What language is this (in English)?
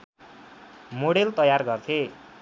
Nepali